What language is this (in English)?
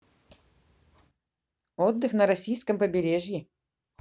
Russian